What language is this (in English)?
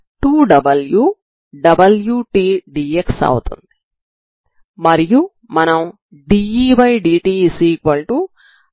Telugu